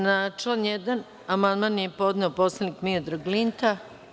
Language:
Serbian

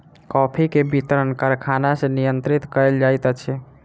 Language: Maithili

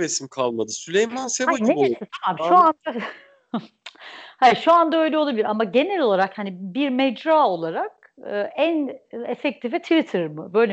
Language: Turkish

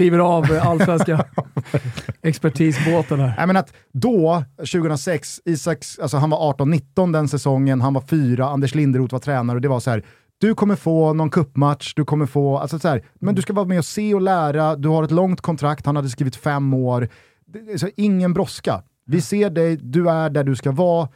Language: Swedish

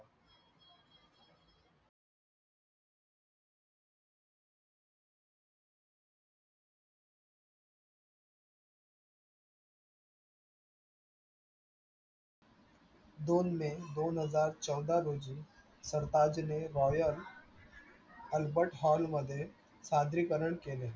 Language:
Marathi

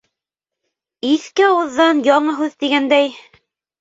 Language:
Bashkir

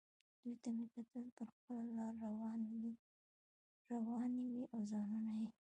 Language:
Pashto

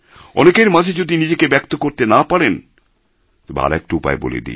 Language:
Bangla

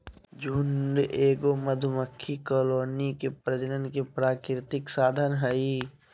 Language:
Magahi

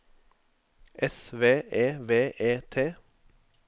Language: Norwegian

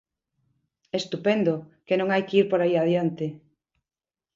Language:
Galician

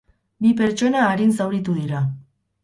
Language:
Basque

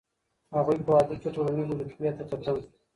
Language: Pashto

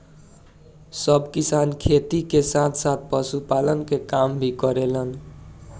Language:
Bhojpuri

